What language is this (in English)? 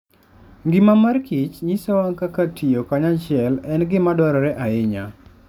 Luo (Kenya and Tanzania)